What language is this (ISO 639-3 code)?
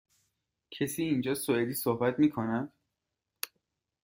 fas